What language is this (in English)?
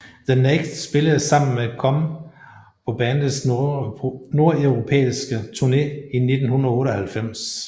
Danish